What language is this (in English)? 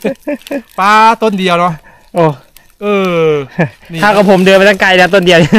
Thai